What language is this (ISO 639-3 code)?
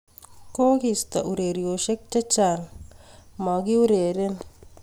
kln